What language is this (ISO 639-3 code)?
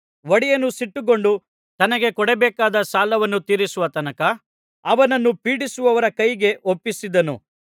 kan